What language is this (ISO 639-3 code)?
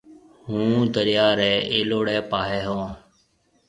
mve